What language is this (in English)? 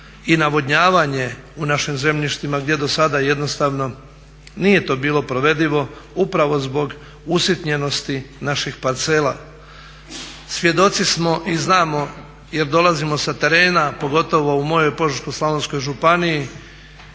Croatian